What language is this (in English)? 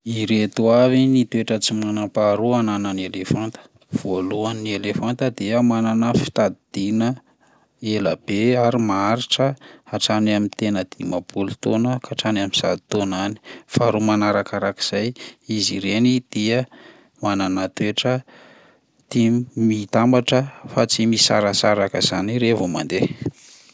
Malagasy